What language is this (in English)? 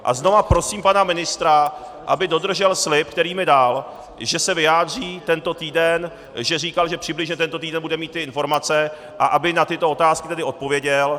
Czech